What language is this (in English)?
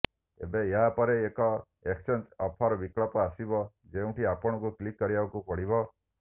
Odia